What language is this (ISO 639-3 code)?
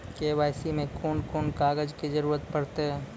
mai